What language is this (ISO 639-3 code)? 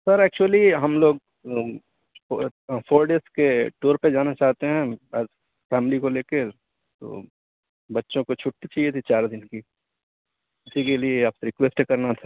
urd